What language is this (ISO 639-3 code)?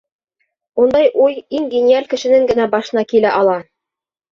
bak